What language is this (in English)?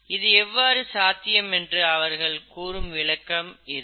Tamil